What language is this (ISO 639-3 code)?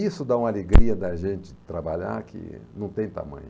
por